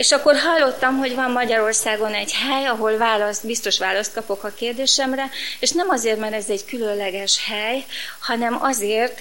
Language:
Hungarian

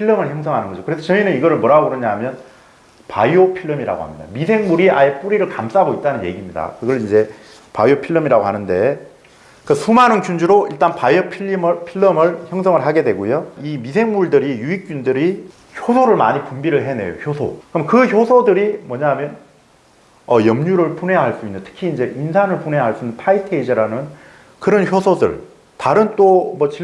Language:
Korean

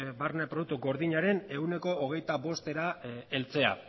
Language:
Basque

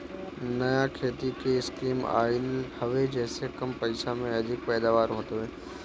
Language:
Bhojpuri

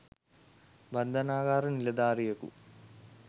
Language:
Sinhala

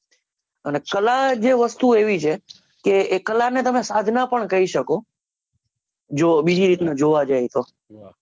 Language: Gujarati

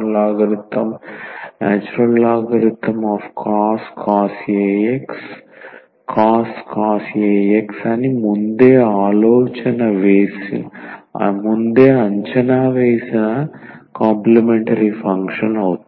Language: Telugu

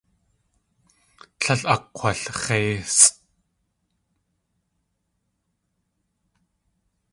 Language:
Tlingit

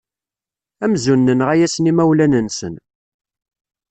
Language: Kabyle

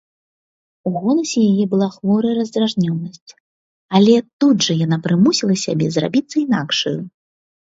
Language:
Belarusian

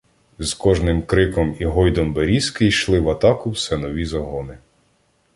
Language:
Ukrainian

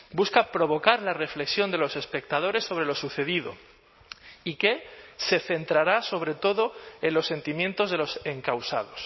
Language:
Spanish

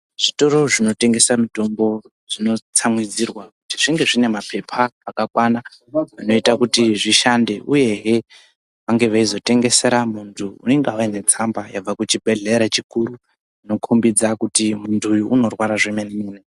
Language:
Ndau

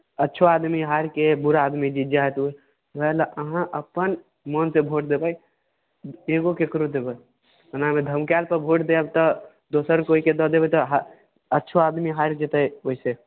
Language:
Maithili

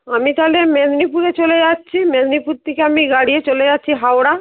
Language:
Bangla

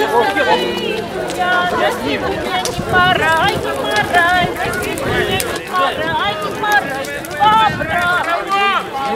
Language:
Russian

